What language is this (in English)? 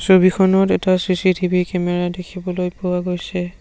Assamese